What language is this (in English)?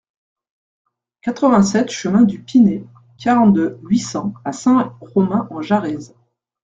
French